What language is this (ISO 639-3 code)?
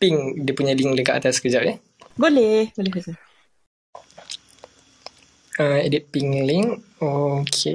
msa